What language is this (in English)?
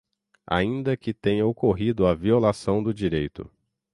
Portuguese